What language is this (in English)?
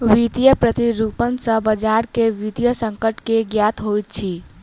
Maithili